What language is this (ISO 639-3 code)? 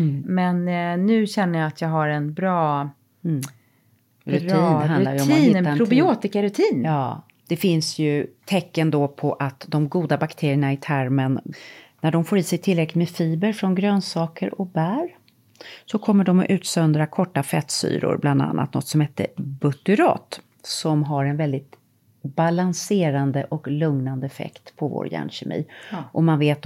swe